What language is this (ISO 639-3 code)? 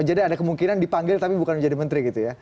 ind